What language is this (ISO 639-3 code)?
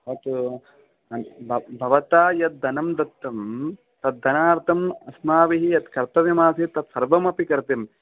san